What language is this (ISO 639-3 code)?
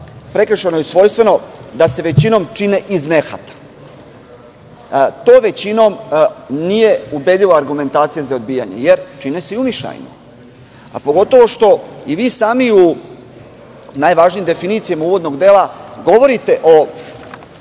srp